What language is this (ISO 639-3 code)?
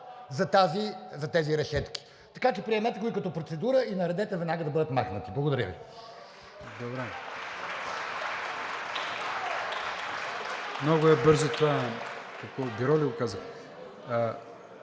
bul